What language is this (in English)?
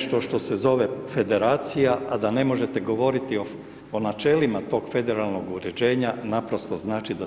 Croatian